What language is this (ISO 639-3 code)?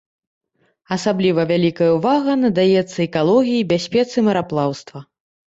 bel